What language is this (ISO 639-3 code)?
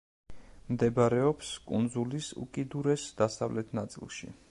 kat